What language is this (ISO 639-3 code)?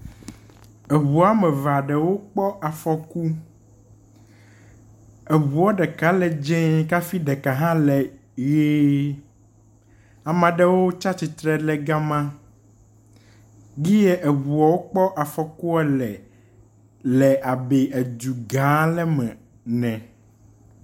ewe